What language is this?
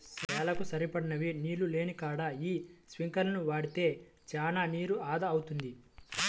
Telugu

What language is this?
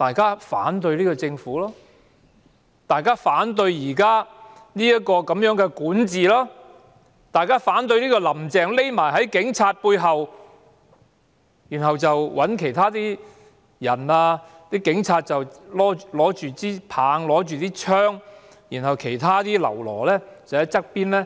Cantonese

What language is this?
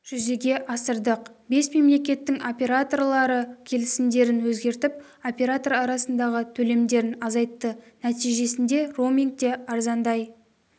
Kazakh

